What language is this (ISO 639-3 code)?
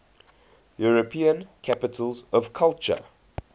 eng